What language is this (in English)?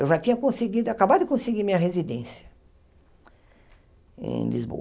Portuguese